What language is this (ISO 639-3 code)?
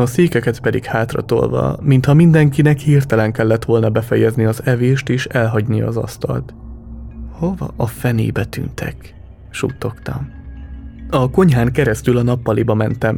hun